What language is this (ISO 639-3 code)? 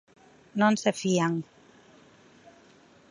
glg